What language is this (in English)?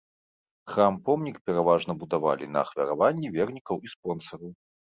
Belarusian